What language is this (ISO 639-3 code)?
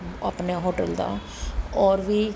pan